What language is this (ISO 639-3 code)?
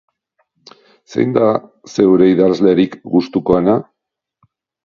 eus